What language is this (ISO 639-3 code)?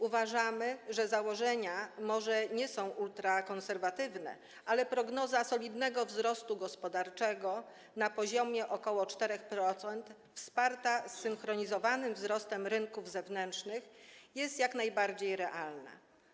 pol